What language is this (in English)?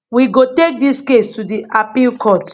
Nigerian Pidgin